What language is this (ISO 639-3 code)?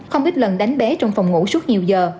vie